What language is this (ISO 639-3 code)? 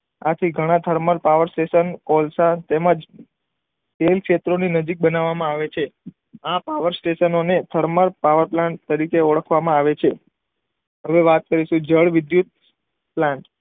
guj